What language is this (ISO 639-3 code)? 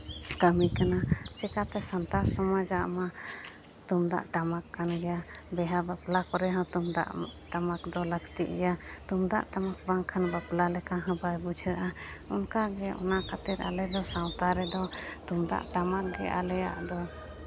sat